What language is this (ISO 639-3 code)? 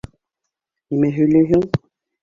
bak